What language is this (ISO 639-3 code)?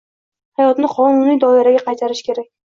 uzb